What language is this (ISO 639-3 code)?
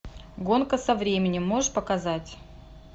rus